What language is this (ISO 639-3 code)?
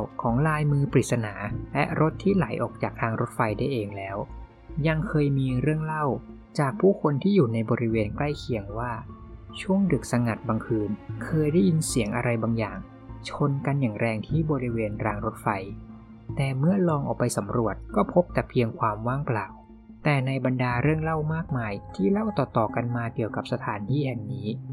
tha